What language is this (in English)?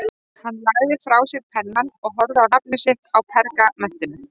Icelandic